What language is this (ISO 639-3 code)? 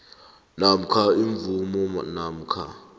nbl